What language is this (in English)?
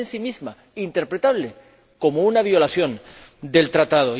Spanish